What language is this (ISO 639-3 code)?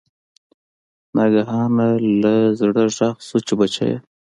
pus